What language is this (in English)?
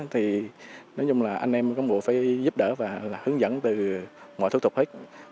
Vietnamese